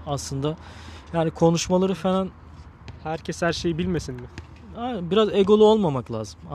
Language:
Turkish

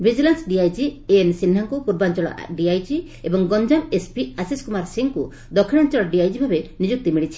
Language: Odia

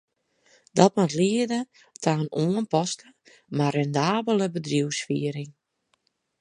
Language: Western Frisian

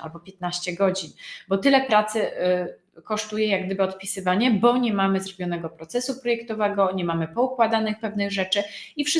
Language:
Polish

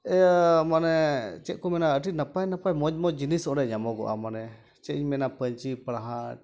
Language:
Santali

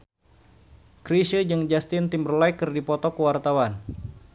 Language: Sundanese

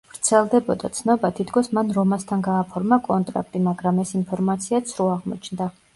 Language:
Georgian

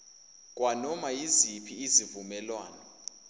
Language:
Zulu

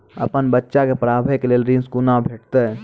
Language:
Maithili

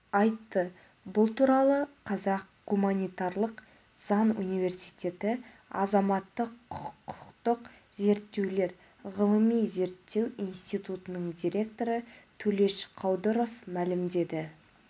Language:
Kazakh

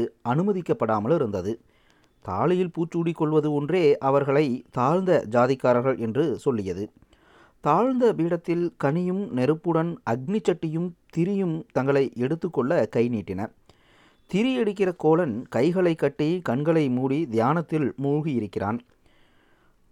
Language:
Tamil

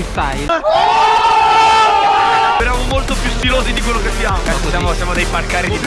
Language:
Italian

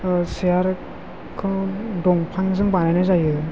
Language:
Bodo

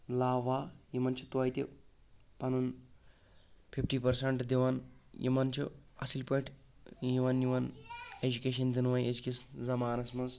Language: Kashmiri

